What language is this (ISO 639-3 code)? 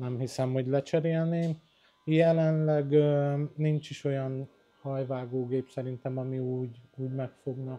hun